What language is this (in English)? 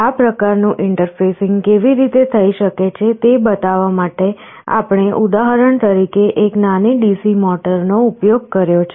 Gujarati